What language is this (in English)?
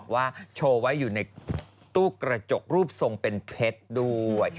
Thai